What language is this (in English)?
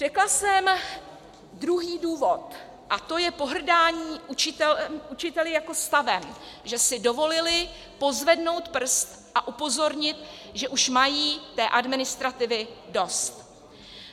Czech